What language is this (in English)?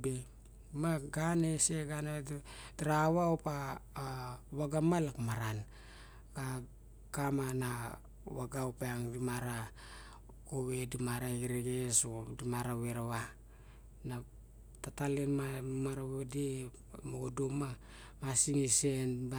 Barok